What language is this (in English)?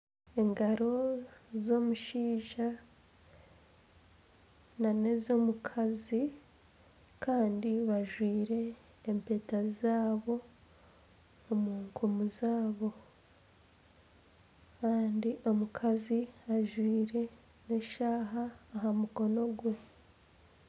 Nyankole